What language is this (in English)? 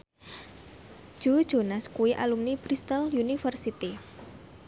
Javanese